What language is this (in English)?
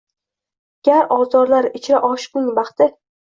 Uzbek